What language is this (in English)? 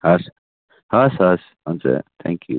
Nepali